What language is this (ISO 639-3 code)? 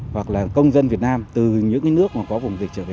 vie